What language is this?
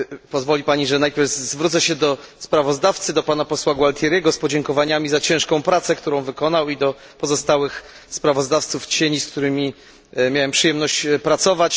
Polish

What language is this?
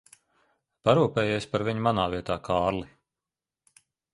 Latvian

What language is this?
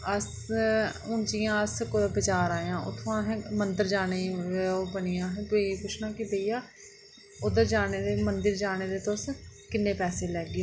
Dogri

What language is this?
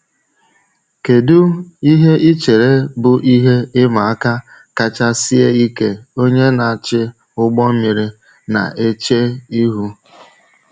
Igbo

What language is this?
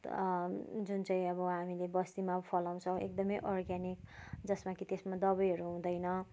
Nepali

